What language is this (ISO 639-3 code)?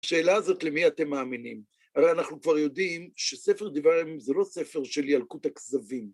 heb